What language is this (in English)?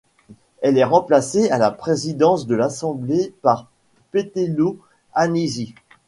French